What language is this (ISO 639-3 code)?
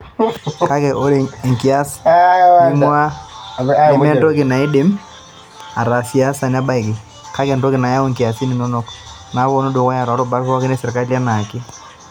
mas